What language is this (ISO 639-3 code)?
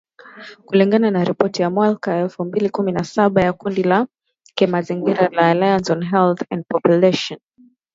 swa